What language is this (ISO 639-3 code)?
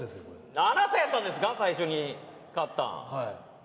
jpn